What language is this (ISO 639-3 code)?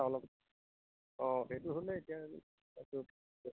asm